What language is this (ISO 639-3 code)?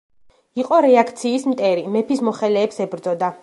kat